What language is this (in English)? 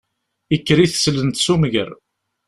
Kabyle